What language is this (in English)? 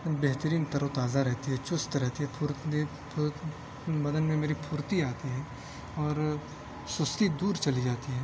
Urdu